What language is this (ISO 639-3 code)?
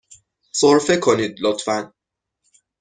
fas